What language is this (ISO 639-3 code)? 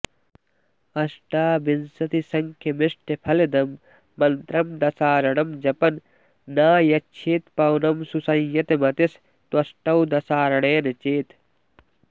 san